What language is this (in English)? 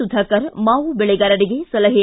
Kannada